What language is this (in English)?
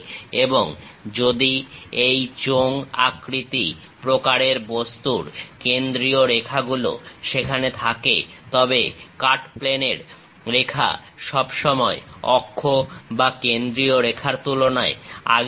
Bangla